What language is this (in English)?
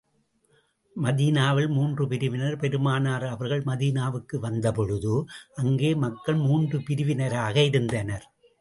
Tamil